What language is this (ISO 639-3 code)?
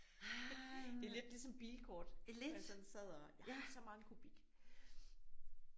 dan